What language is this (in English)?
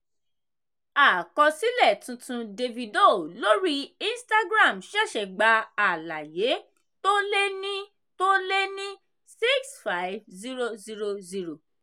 Yoruba